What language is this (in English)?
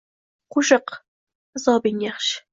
Uzbek